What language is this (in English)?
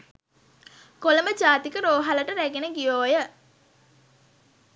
Sinhala